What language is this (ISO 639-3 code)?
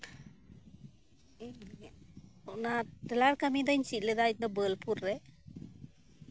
sat